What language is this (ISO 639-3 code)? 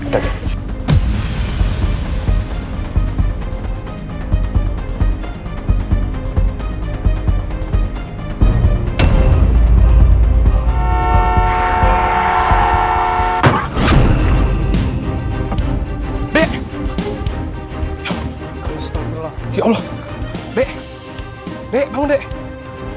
ind